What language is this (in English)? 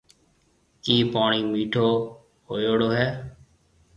Marwari (Pakistan)